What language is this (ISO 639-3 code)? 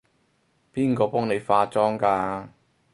yue